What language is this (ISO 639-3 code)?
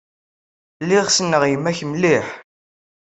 kab